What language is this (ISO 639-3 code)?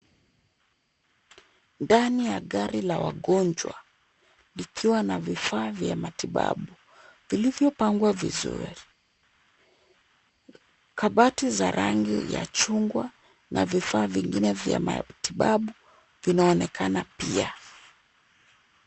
swa